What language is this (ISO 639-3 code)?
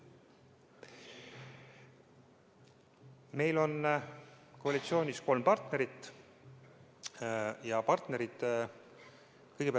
est